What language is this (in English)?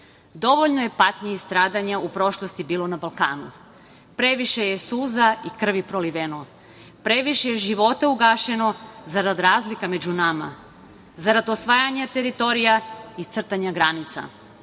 Serbian